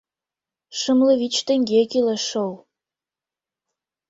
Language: Mari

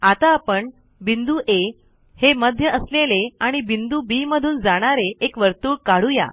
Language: Marathi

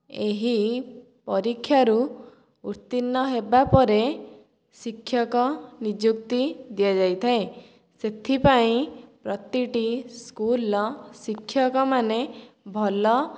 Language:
Odia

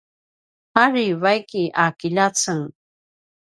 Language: Paiwan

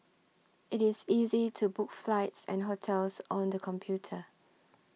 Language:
English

